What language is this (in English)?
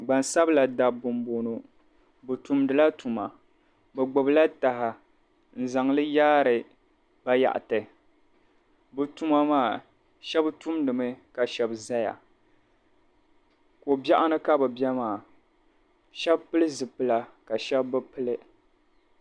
Dagbani